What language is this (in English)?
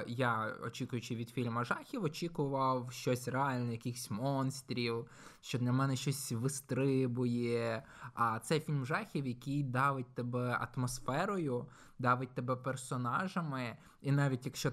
Ukrainian